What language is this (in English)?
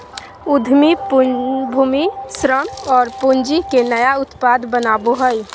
Magahi